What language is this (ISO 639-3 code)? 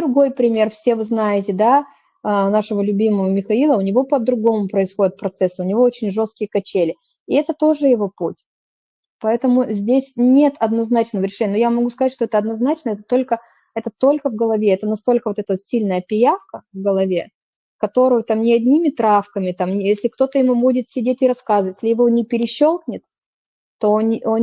rus